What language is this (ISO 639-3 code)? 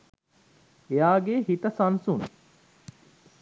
sin